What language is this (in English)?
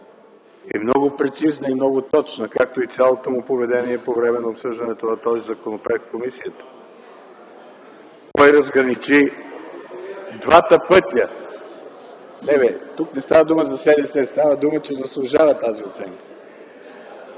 Bulgarian